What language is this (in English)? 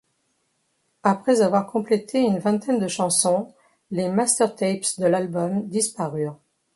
French